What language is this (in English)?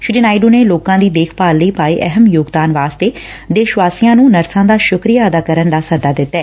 Punjabi